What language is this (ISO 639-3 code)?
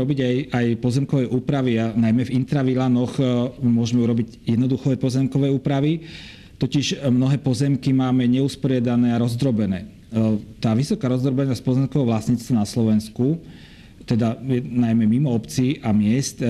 slk